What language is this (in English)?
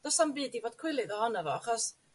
Welsh